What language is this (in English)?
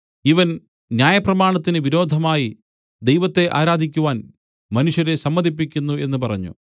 Malayalam